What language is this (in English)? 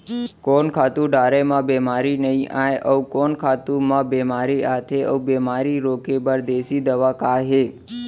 Chhattisgarhi